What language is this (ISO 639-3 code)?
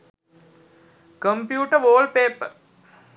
sin